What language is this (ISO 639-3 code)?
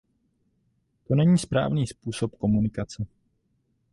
ces